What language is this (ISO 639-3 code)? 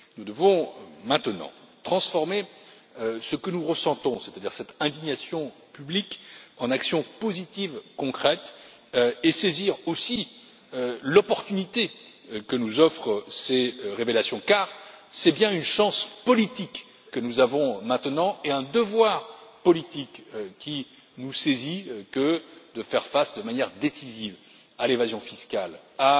fra